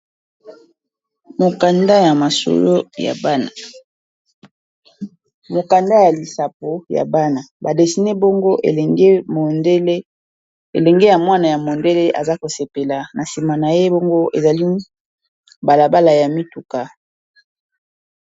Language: Lingala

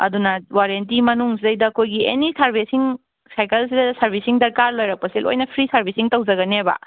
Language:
Manipuri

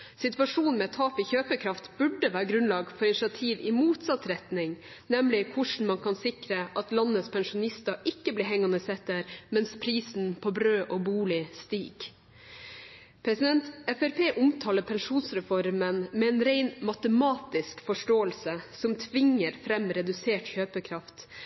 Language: Norwegian Bokmål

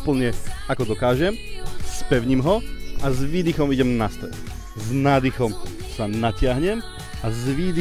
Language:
Slovak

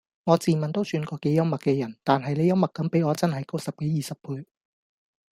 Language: Cantonese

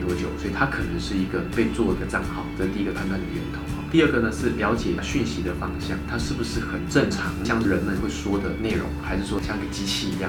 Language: Chinese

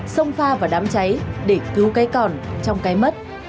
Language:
Vietnamese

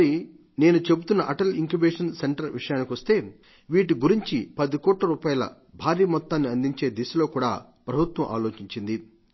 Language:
Telugu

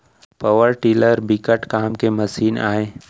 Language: Chhattisgarhi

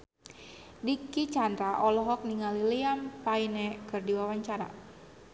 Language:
Sundanese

